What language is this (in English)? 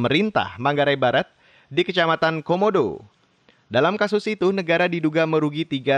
Indonesian